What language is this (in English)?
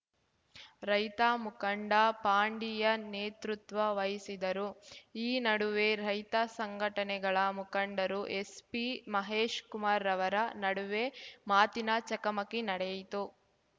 Kannada